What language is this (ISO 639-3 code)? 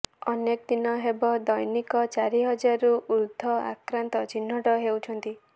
ori